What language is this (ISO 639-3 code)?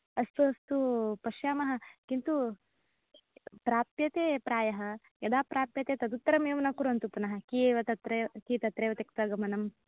san